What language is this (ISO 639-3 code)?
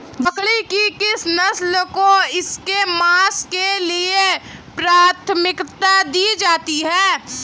hin